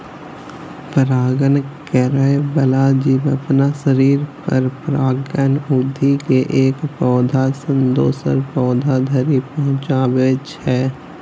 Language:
Maithili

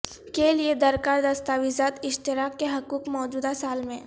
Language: Urdu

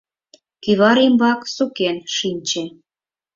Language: Mari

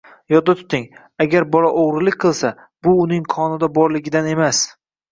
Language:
Uzbek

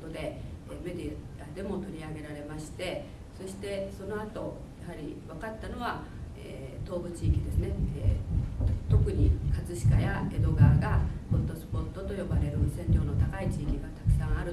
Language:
Japanese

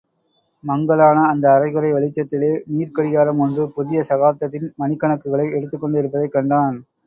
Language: Tamil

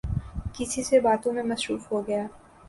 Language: Urdu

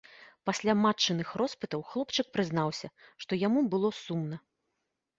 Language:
Belarusian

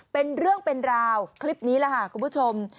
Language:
Thai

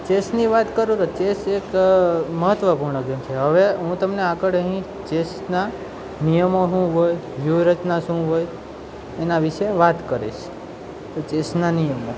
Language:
Gujarati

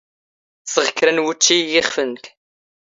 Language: Standard Moroccan Tamazight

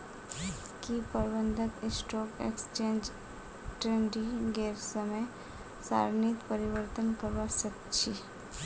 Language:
Magahi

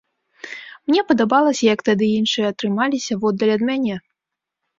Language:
Belarusian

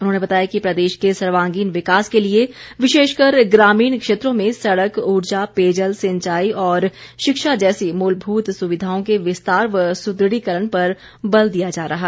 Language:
Hindi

